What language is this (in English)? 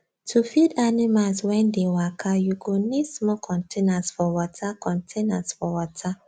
Nigerian Pidgin